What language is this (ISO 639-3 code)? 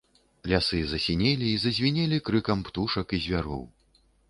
bel